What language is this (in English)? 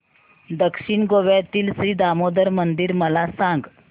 Marathi